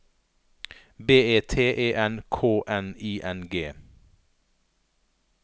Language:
Norwegian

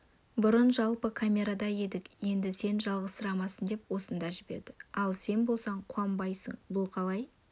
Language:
Kazakh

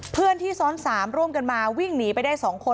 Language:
Thai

